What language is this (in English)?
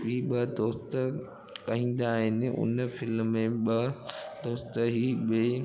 Sindhi